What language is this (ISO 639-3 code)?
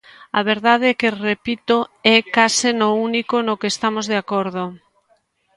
glg